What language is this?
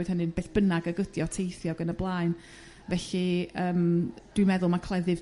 Welsh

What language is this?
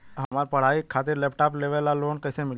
Bhojpuri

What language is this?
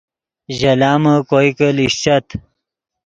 Yidgha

